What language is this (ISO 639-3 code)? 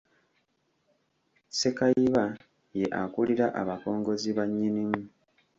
lug